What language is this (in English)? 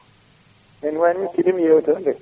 Fula